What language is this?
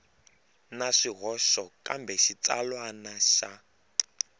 Tsonga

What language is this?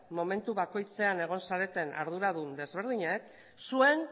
Basque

